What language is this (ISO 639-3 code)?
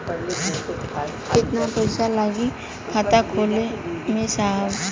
bho